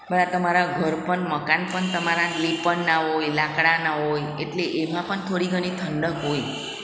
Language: Gujarati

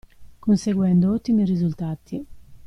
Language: Italian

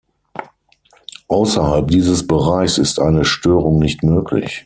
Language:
German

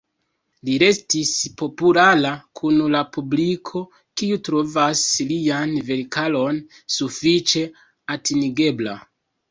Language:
Esperanto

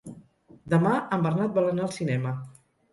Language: Catalan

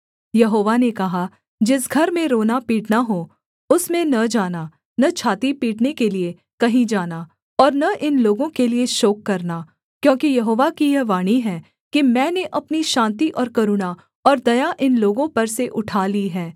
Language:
Hindi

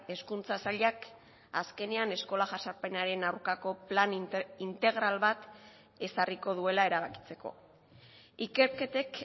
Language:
Basque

